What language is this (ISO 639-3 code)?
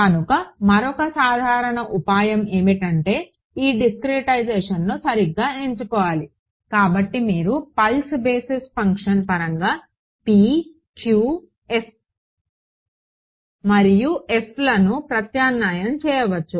tel